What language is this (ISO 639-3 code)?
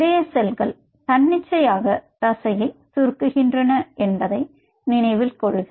tam